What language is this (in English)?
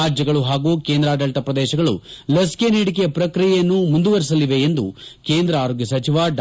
Kannada